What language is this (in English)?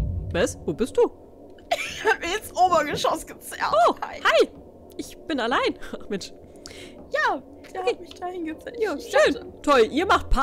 German